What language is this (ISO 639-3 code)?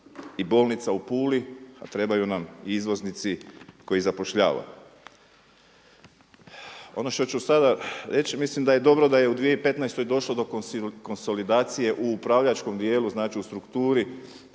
hrv